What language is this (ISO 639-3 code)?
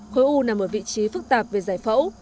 vie